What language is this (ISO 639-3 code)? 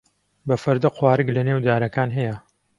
ckb